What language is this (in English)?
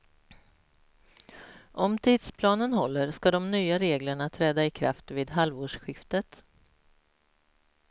Swedish